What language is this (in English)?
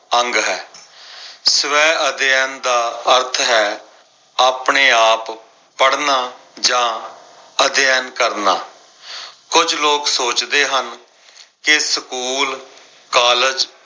Punjabi